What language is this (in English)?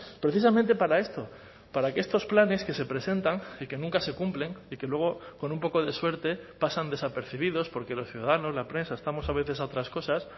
Spanish